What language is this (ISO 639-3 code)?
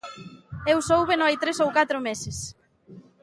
glg